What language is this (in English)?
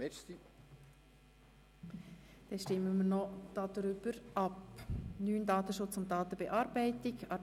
Swiss German